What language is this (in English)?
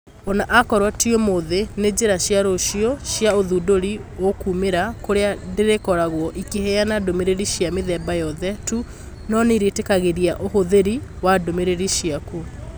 Kikuyu